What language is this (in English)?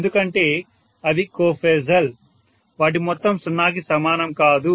Telugu